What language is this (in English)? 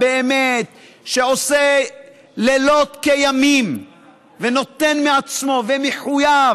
Hebrew